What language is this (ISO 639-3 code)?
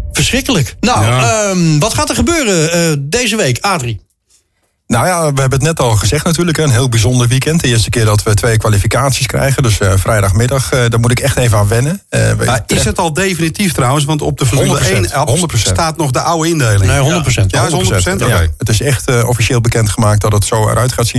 nld